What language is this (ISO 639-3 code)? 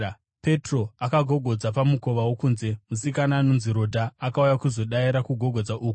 sna